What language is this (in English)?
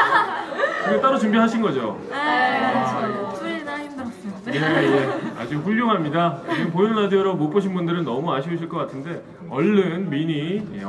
Korean